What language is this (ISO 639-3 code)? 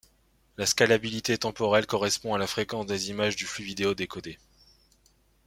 fra